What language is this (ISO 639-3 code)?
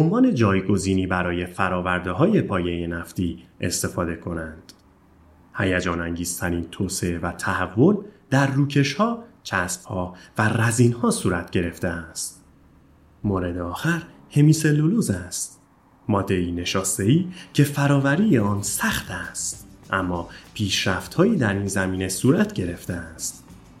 fas